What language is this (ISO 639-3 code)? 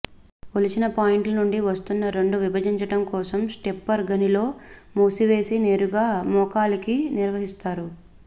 tel